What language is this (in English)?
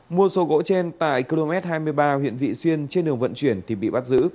Vietnamese